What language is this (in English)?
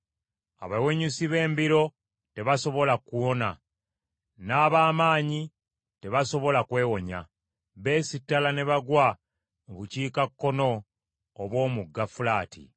Ganda